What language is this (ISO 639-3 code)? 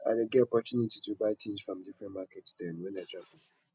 pcm